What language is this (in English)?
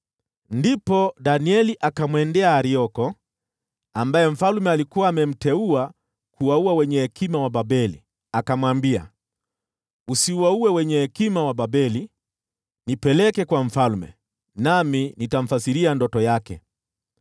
Swahili